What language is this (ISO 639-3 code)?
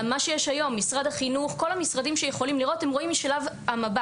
heb